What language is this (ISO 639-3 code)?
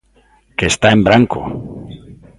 glg